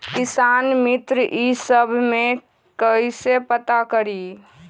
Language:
Magahi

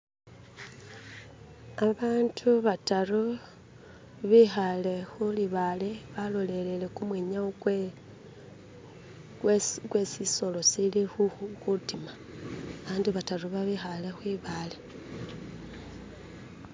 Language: Masaaba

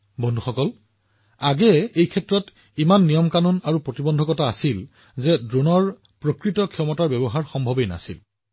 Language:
Assamese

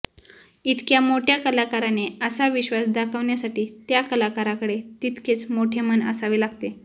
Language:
Marathi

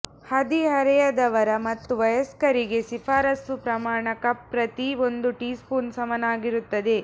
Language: Kannada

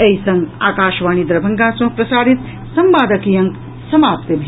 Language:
Maithili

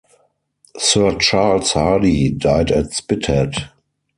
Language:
English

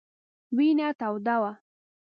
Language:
Pashto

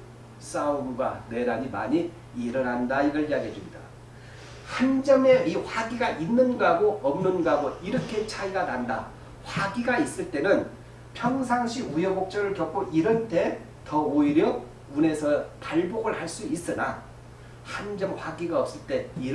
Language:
Korean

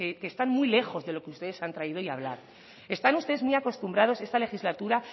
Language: Spanish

